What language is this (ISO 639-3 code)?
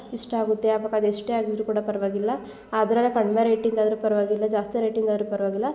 kan